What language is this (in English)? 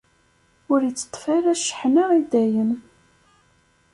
Kabyle